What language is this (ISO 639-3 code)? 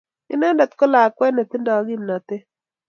kln